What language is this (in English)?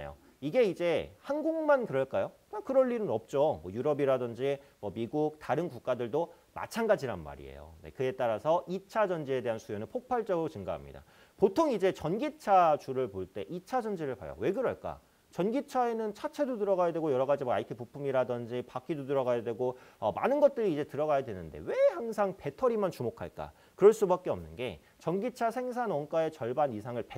Korean